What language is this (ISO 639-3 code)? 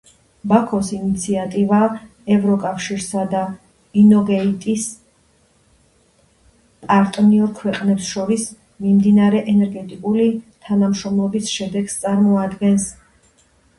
kat